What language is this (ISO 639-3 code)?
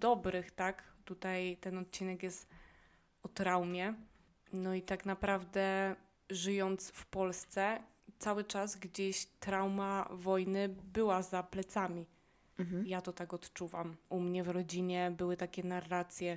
pol